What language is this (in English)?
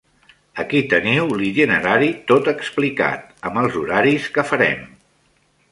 Catalan